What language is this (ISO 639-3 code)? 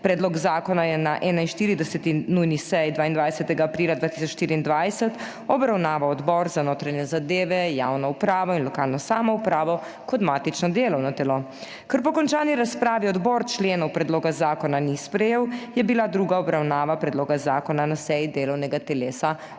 slv